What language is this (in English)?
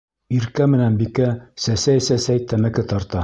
Bashkir